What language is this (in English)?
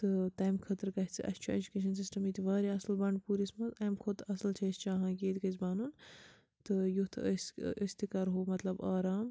Kashmiri